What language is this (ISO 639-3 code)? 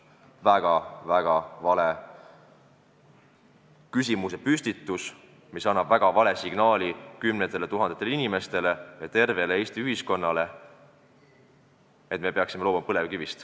est